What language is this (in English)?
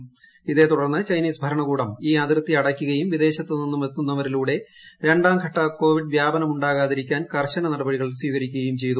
Malayalam